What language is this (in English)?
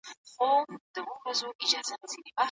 Pashto